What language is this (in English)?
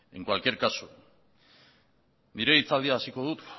Basque